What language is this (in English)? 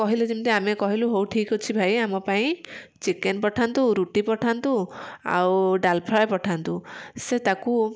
Odia